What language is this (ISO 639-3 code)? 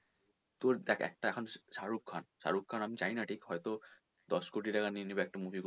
ben